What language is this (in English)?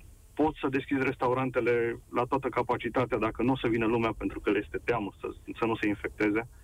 Romanian